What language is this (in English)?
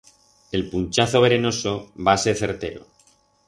Aragonese